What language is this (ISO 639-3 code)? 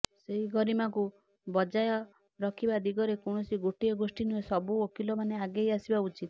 ori